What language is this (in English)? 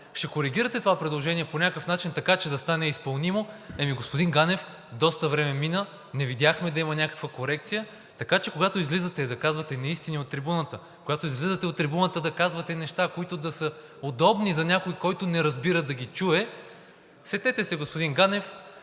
Bulgarian